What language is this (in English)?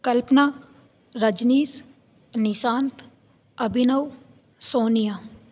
Sanskrit